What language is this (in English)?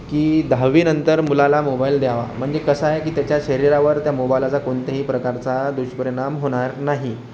Marathi